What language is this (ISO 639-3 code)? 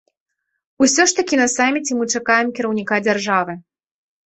bel